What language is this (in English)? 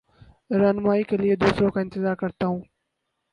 Urdu